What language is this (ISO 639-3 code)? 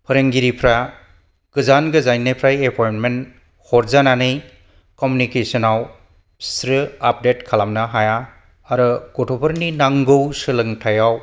brx